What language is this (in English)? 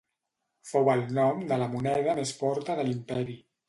Catalan